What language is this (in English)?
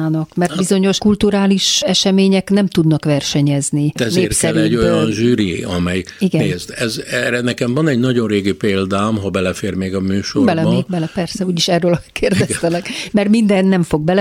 Hungarian